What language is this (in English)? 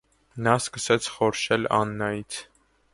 Armenian